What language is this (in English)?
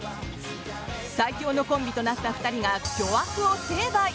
Japanese